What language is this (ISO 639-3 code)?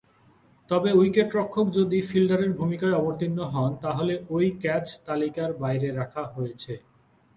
ben